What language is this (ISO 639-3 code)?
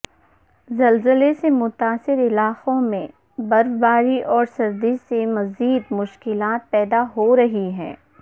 urd